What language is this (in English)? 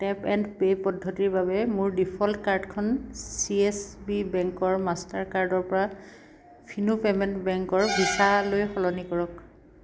Assamese